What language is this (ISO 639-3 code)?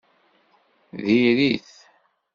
kab